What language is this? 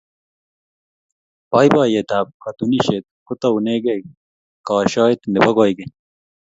Kalenjin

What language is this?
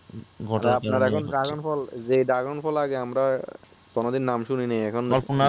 Bangla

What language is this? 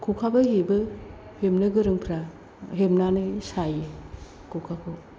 Bodo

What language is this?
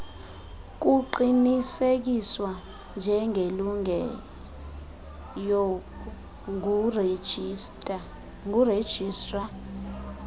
Xhosa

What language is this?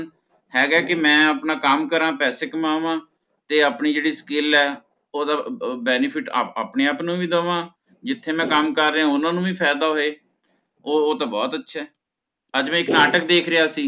Punjabi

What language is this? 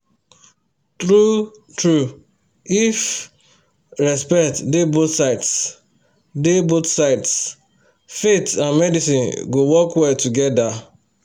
Nigerian Pidgin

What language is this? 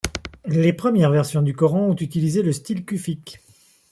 French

